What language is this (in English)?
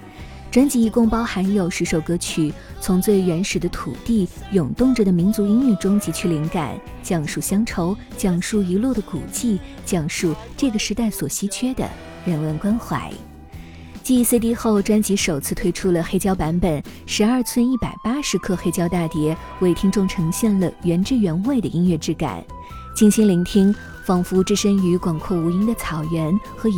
Chinese